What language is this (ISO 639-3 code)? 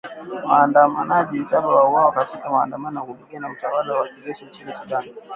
swa